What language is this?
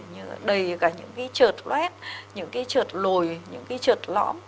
Vietnamese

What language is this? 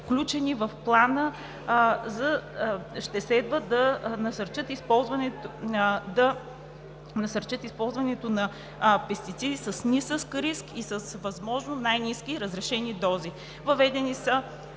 Bulgarian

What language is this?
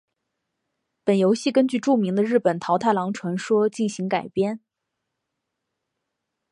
Chinese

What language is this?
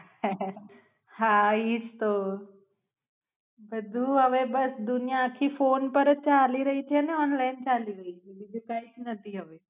Gujarati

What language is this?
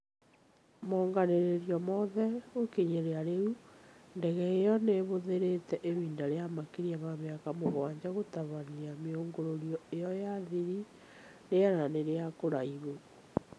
Kikuyu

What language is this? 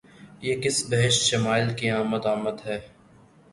Urdu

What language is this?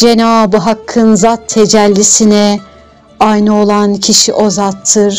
Turkish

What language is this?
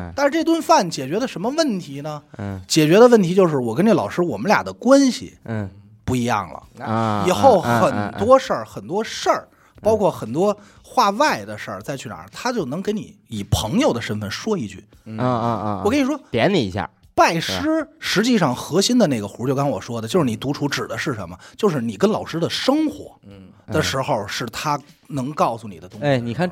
Chinese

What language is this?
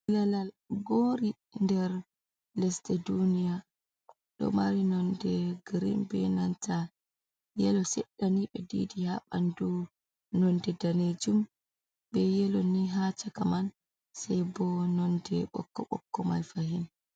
Fula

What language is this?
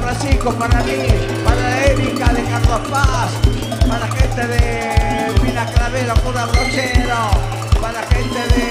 Spanish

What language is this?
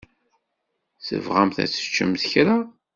Kabyle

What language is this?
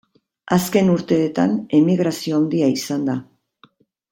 Basque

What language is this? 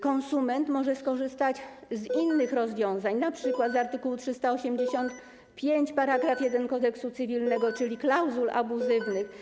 Polish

